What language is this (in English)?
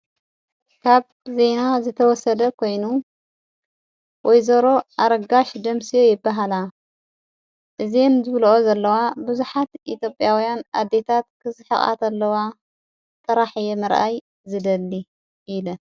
Tigrinya